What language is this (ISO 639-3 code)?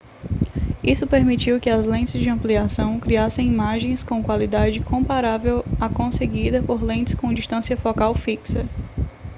por